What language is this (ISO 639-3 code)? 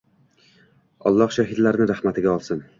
uzb